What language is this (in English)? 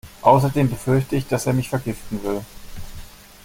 German